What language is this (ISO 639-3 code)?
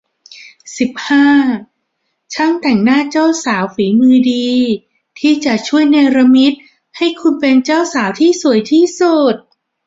tha